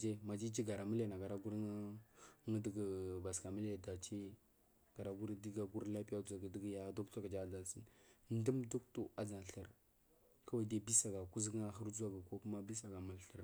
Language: Marghi South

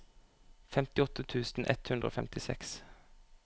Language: Norwegian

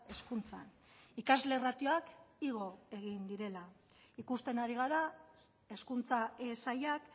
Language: Basque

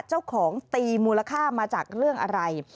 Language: Thai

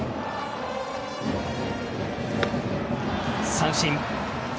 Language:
Japanese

